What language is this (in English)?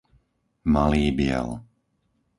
Slovak